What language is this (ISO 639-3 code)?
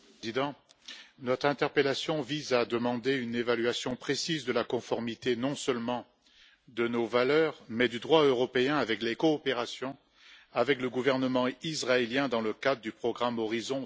fra